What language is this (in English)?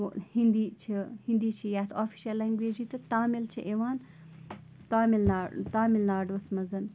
Kashmiri